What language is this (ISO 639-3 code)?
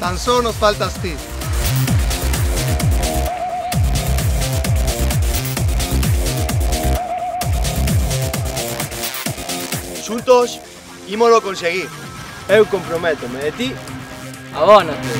spa